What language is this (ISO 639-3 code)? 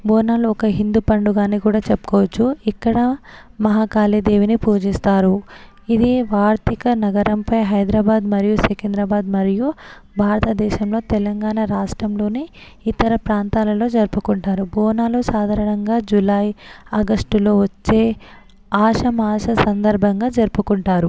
tel